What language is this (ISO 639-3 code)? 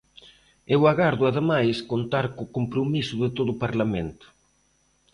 glg